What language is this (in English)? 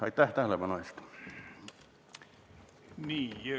Estonian